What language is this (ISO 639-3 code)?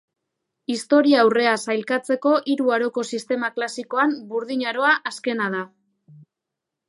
eus